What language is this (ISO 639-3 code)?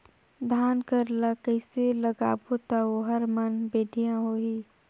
hne